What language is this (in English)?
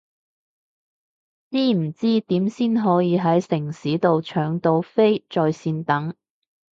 Cantonese